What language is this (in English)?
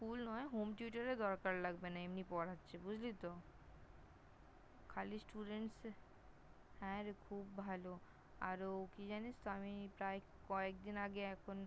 Bangla